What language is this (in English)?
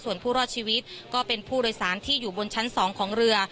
Thai